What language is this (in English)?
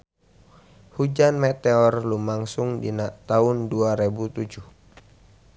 Sundanese